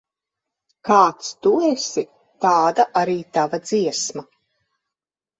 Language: Latvian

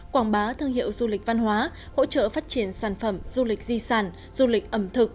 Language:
Vietnamese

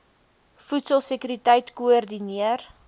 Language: Afrikaans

